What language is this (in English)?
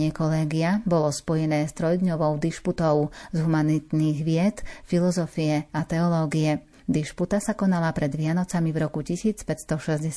Slovak